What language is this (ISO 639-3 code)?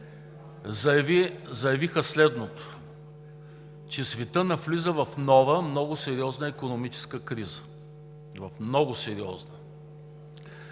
bul